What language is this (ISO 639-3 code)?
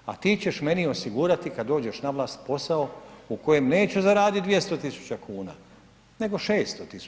hrv